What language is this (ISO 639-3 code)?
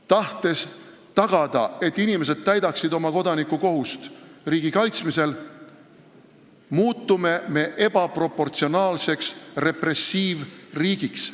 est